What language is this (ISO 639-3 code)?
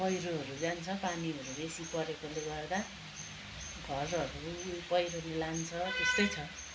nep